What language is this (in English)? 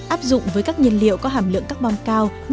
Vietnamese